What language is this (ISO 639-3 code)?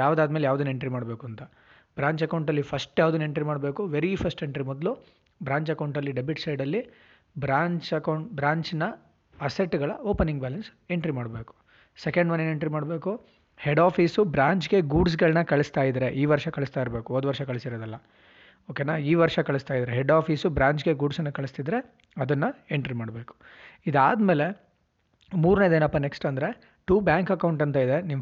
kan